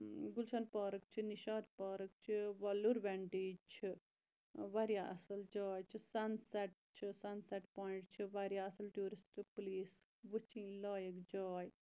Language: Kashmiri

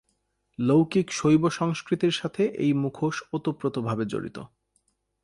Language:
Bangla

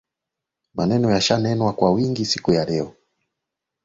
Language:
Swahili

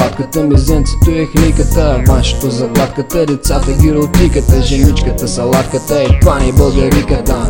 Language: Bulgarian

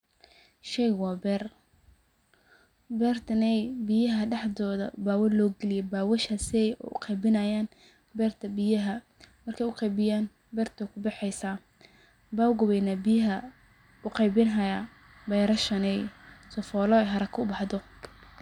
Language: Somali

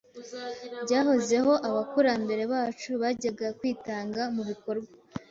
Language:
Kinyarwanda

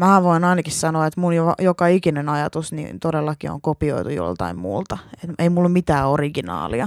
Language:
Finnish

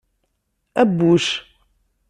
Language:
Kabyle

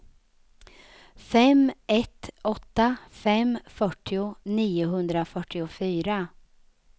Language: Swedish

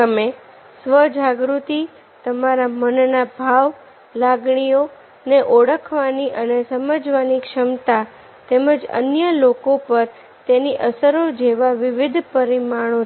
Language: Gujarati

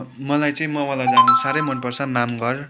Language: Nepali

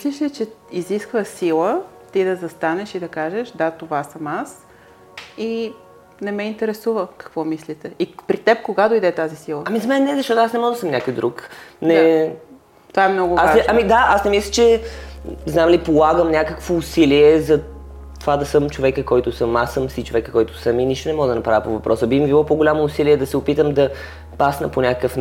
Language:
Bulgarian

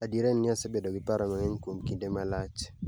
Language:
Luo (Kenya and Tanzania)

